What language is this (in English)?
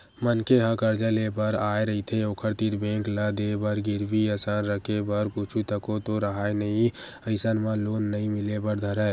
Chhattisgarhi